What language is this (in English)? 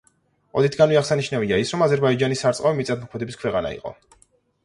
Georgian